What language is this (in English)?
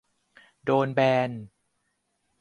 Thai